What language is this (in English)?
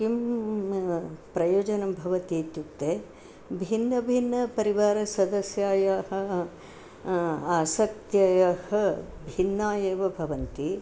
Sanskrit